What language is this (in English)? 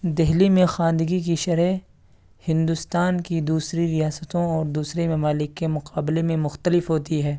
Urdu